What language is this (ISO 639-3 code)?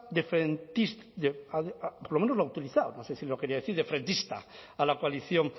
spa